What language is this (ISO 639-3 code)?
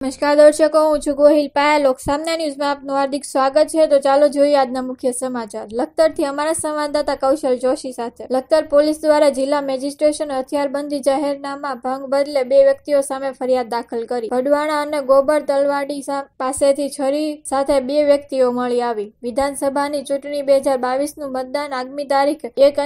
hin